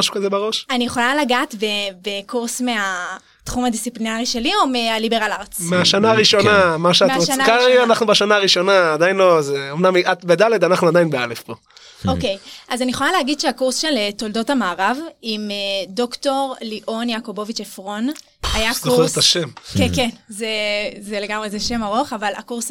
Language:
Hebrew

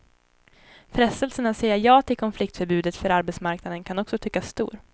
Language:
Swedish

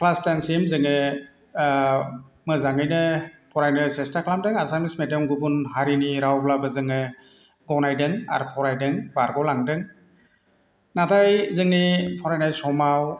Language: Bodo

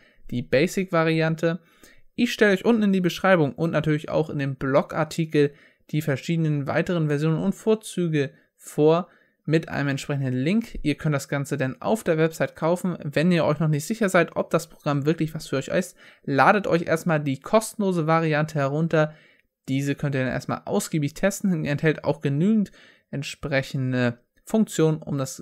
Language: German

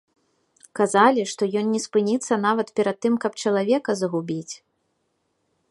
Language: Belarusian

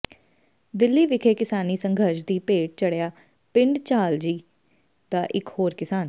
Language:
Punjabi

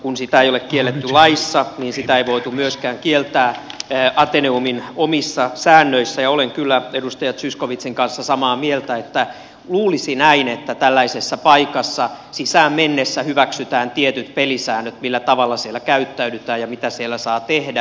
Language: Finnish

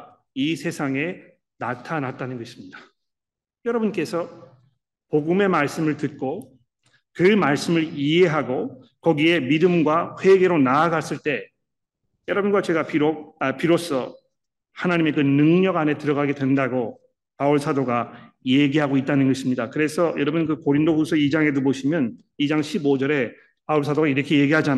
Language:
Korean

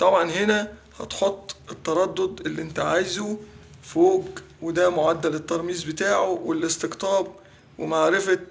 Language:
Arabic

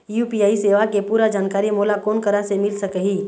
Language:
Chhattisgarhi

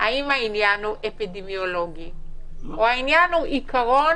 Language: Hebrew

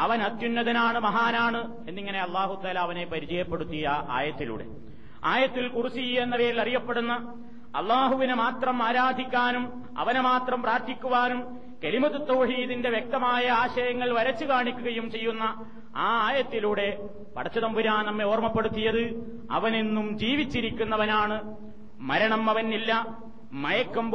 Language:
Malayalam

